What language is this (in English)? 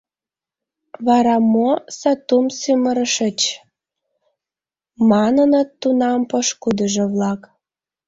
Mari